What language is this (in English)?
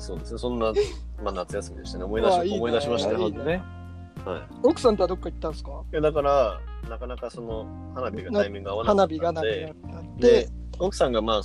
Japanese